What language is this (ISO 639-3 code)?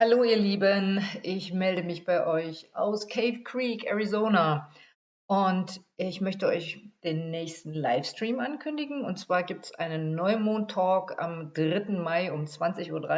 deu